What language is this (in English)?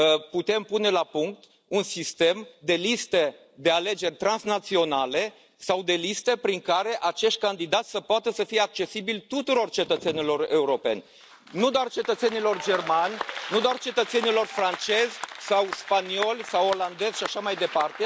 Romanian